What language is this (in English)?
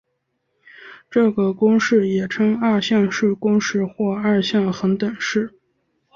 Chinese